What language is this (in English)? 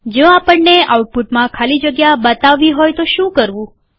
Gujarati